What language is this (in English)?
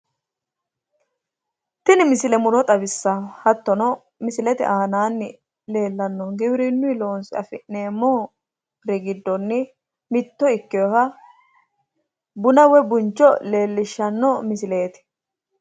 Sidamo